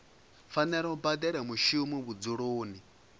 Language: Venda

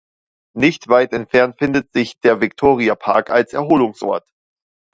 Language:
German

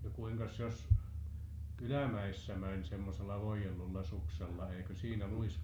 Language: Finnish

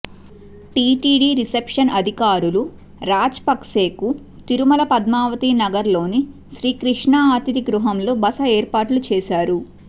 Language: Telugu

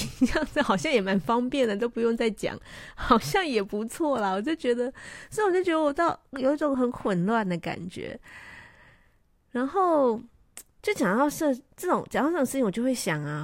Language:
Chinese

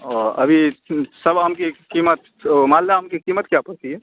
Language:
Urdu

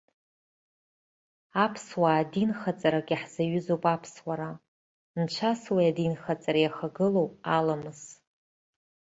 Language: Abkhazian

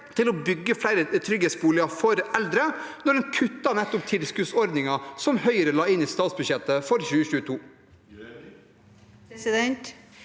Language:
Norwegian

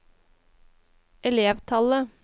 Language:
Norwegian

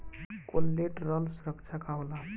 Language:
Bhojpuri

